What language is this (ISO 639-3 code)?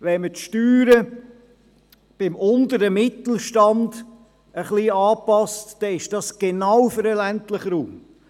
gsw